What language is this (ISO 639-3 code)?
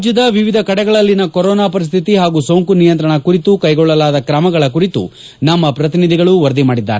kan